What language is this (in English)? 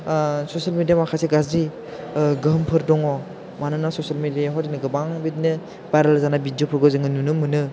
Bodo